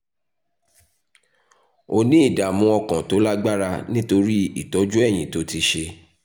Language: Yoruba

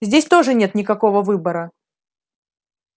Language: Russian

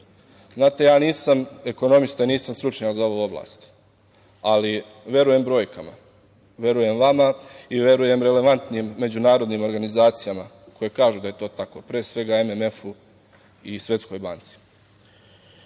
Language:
Serbian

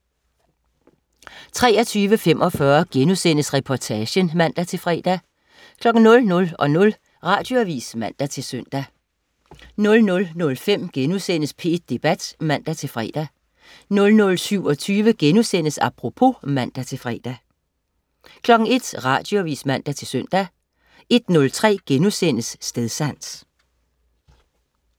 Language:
Danish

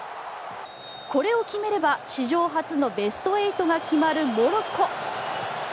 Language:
Japanese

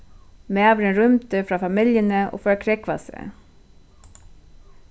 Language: Faroese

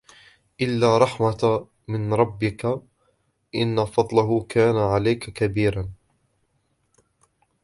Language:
Arabic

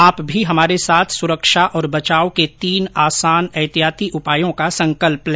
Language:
Hindi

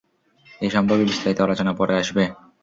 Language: Bangla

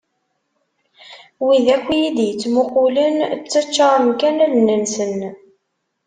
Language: Kabyle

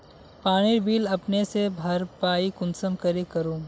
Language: Magahi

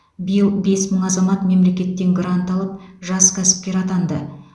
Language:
Kazakh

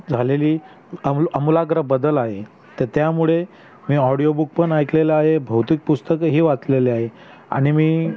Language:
Marathi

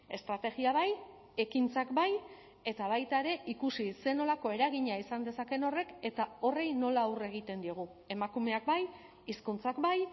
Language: Basque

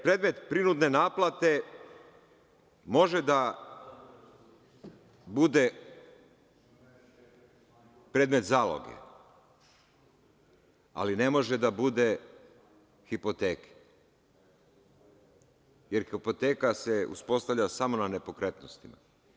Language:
Serbian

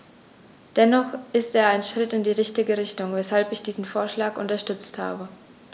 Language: German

